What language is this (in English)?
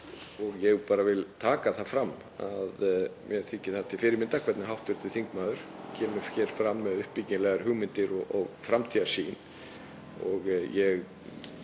Icelandic